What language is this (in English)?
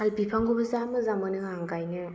Bodo